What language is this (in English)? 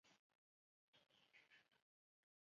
Chinese